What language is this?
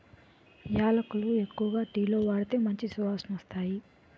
Telugu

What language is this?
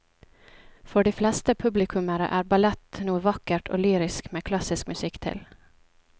Norwegian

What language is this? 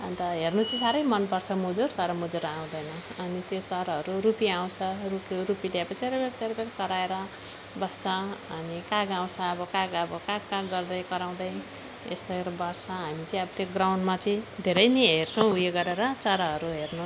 Nepali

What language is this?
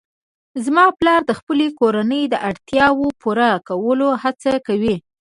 Pashto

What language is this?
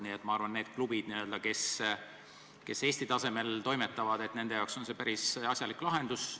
Estonian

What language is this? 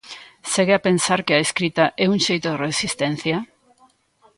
Galician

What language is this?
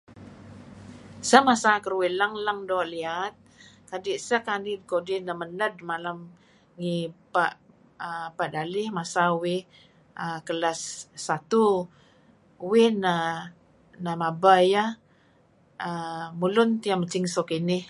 Kelabit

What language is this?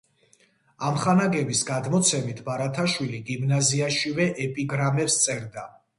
Georgian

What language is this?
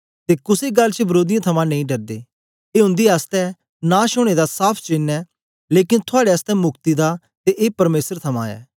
Dogri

